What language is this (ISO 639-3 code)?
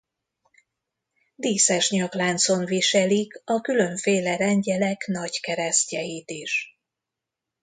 hun